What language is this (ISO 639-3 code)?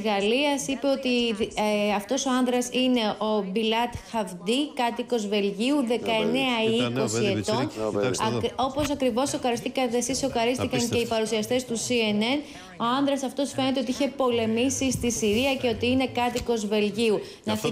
ell